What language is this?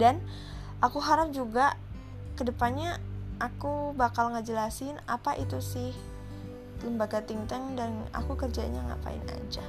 Indonesian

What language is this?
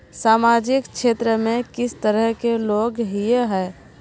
Magahi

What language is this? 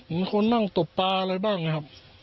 Thai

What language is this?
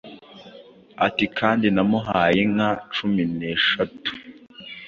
Kinyarwanda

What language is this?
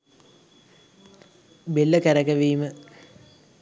Sinhala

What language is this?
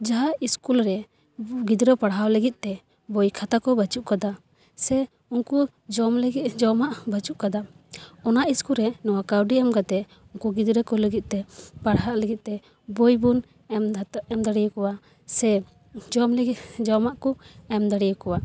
Santali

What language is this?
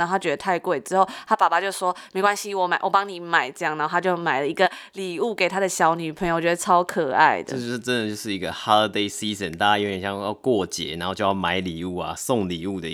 Chinese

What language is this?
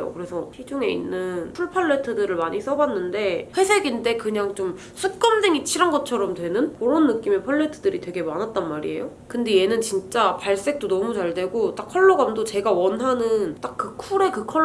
Korean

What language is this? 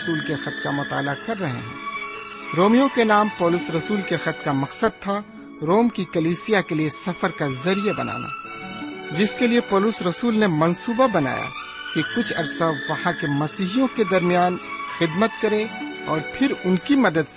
Urdu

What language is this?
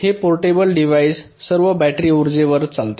Marathi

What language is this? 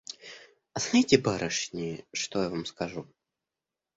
Russian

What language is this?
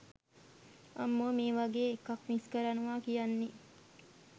Sinhala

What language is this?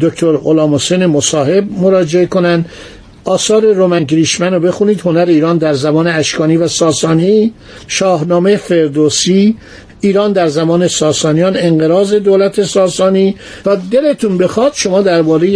Persian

